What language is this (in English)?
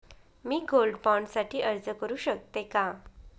Marathi